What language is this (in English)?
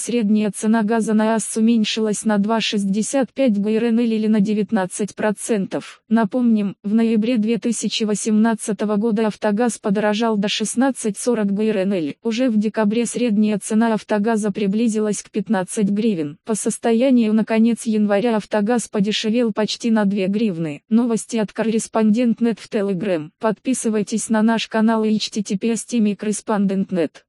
Russian